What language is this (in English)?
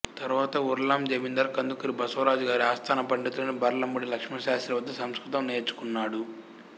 Telugu